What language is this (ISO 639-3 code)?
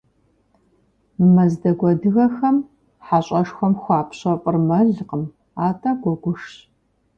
kbd